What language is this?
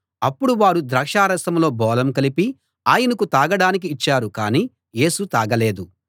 Telugu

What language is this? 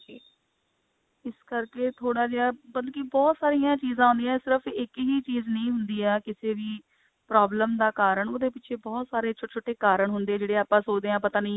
Punjabi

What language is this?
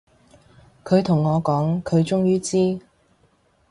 Cantonese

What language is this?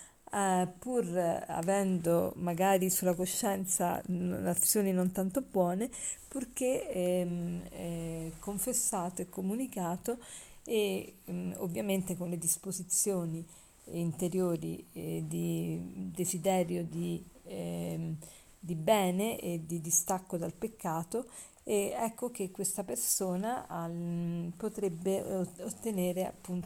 Italian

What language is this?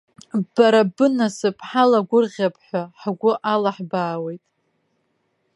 Abkhazian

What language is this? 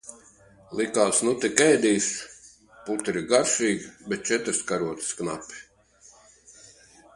Latvian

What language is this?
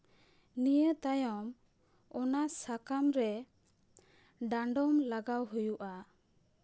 Santali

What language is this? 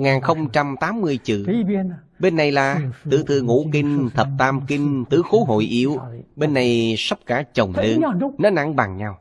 Vietnamese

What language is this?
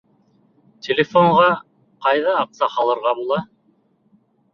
Bashkir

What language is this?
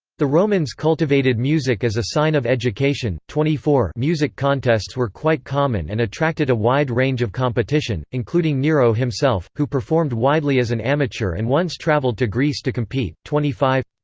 English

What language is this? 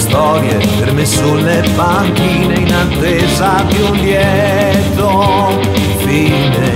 Romanian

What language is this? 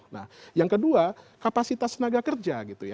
Indonesian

